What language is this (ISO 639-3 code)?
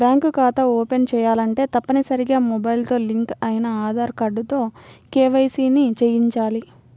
tel